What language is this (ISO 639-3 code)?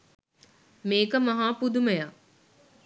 sin